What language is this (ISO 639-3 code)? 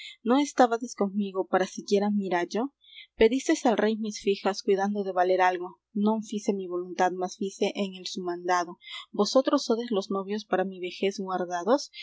spa